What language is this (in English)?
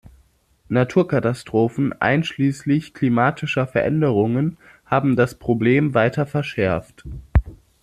German